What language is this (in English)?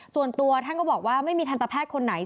Thai